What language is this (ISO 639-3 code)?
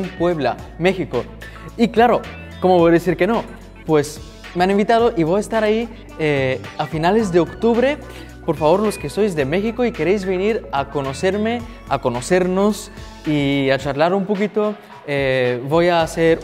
spa